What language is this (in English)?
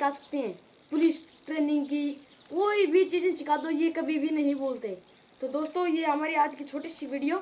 Hindi